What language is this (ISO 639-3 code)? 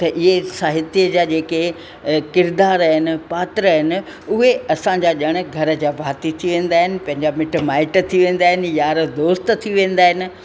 snd